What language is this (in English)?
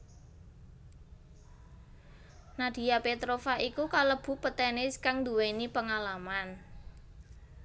Javanese